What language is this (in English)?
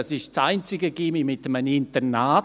Swiss German